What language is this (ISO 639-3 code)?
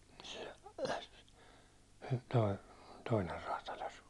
fin